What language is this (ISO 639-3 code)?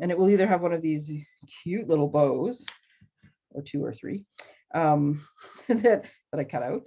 eng